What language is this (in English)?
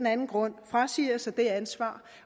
Danish